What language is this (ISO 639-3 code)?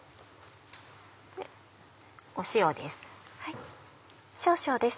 jpn